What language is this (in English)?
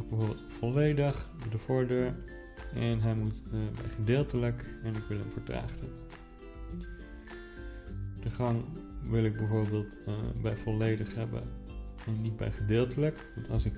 Dutch